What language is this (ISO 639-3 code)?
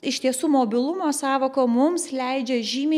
lit